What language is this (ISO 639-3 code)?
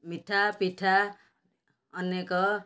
ori